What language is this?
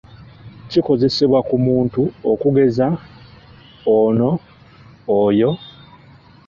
Ganda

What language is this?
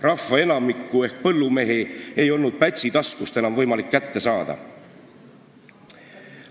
Estonian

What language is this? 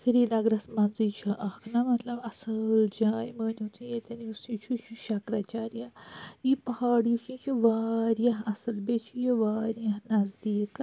Kashmiri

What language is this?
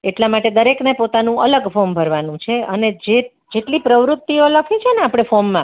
Gujarati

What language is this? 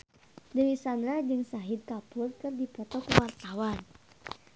Sundanese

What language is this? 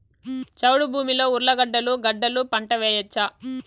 Telugu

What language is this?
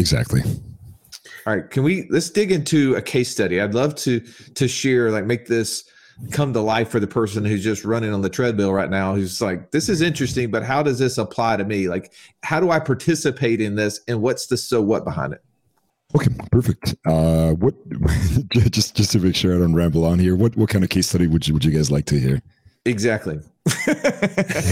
English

